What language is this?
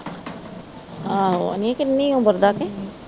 Punjabi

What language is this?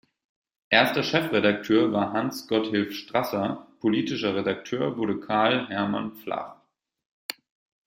German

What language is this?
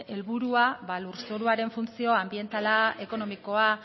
Basque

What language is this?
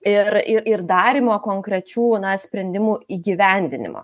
Lithuanian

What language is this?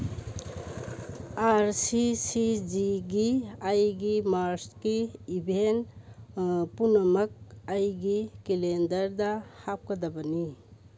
Manipuri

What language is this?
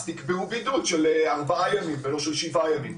Hebrew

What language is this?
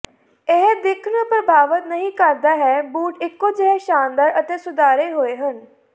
Punjabi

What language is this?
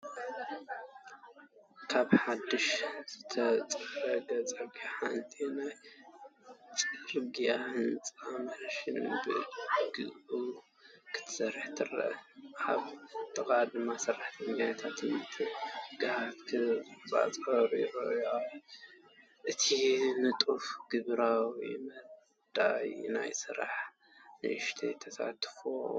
Tigrinya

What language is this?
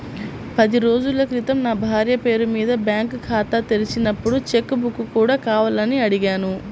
Telugu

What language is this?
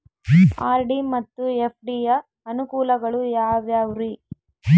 Kannada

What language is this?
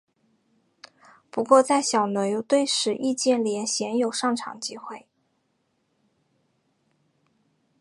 Chinese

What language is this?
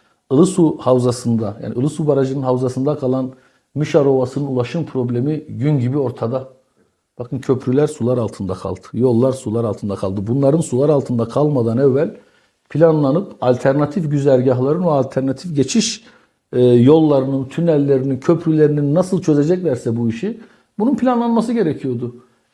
Turkish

